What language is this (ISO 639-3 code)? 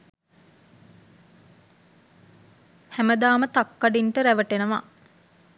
sin